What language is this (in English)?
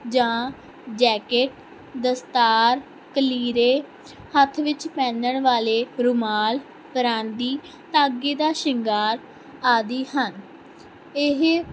Punjabi